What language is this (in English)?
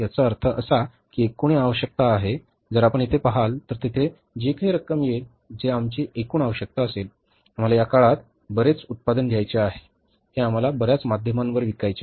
Marathi